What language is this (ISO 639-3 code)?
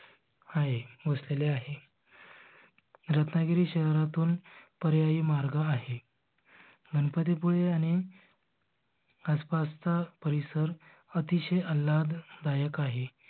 mar